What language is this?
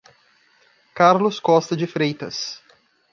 Portuguese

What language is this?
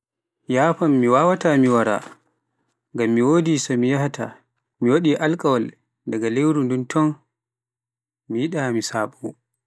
Pular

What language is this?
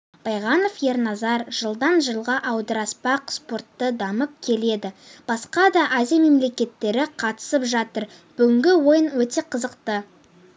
Kazakh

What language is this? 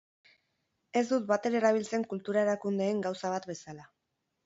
Basque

